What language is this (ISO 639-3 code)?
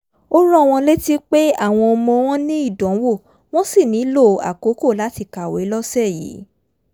yor